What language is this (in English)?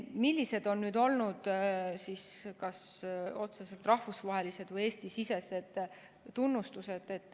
Estonian